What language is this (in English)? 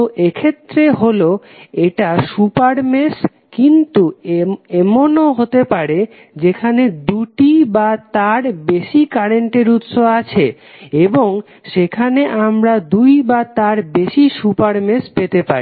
Bangla